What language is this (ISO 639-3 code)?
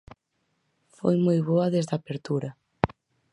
glg